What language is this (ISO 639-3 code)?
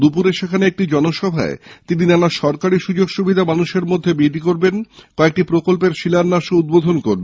ben